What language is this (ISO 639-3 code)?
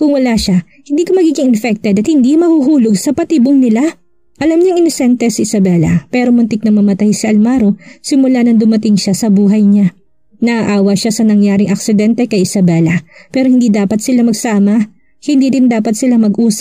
fil